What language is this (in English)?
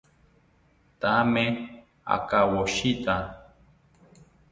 South Ucayali Ashéninka